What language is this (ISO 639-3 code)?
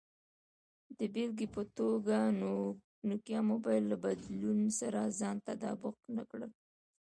pus